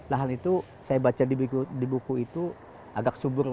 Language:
Indonesian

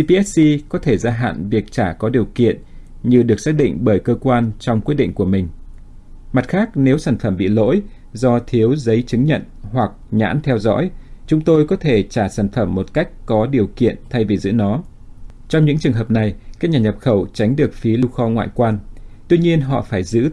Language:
Vietnamese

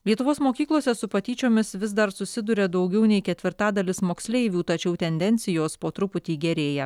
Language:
Lithuanian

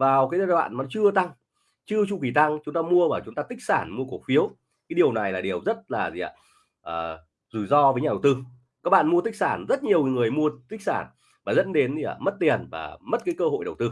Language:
Vietnamese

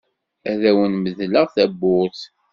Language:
Kabyle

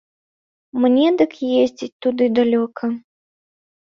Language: Belarusian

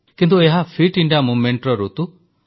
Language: Odia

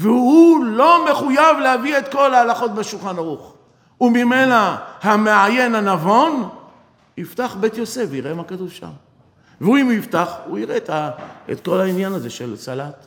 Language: Hebrew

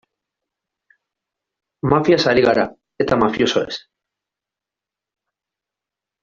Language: Basque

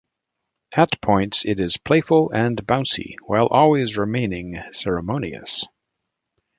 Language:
English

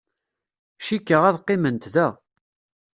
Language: Kabyle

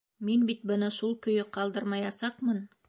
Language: Bashkir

